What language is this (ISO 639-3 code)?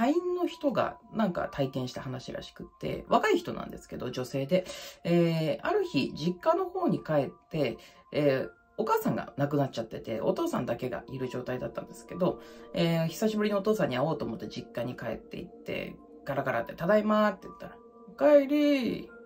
jpn